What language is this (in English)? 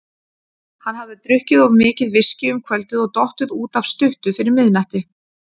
Icelandic